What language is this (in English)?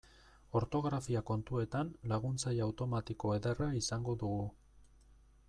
Basque